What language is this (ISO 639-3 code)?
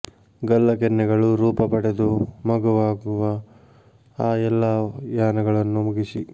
kan